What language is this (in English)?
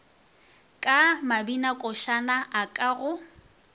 Northern Sotho